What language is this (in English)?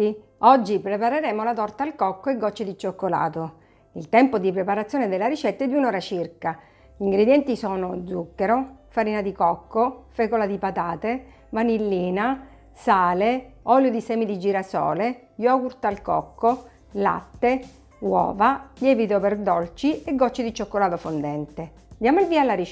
Italian